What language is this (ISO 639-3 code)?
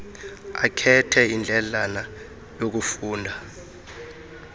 xho